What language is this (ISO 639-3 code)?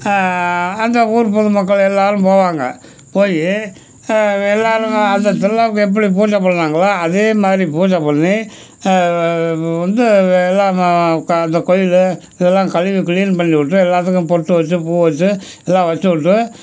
tam